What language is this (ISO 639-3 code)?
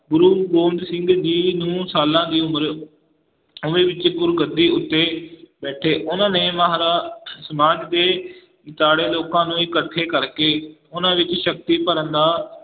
pan